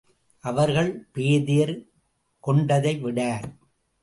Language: Tamil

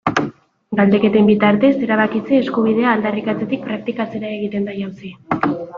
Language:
Basque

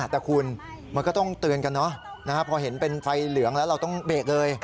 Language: Thai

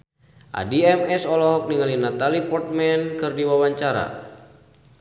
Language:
Sundanese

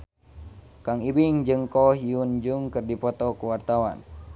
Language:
Sundanese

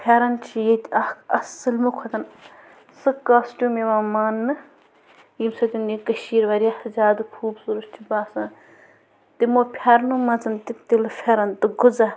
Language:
Kashmiri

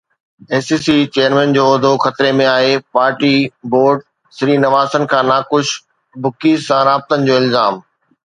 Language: Sindhi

